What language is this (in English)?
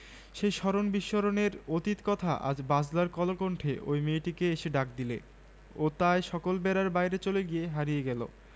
Bangla